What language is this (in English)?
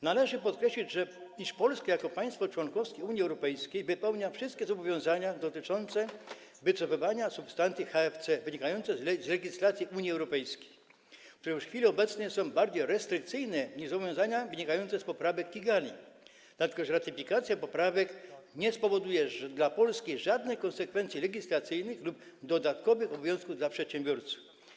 Polish